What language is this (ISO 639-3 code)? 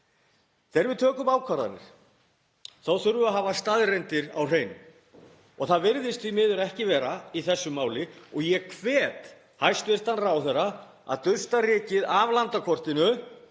isl